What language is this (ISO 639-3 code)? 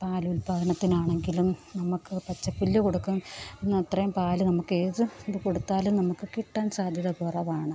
mal